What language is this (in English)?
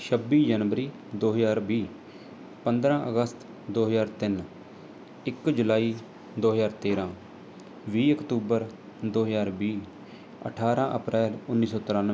Punjabi